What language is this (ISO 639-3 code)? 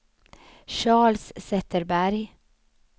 swe